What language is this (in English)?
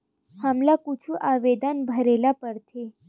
Chhattisgarhi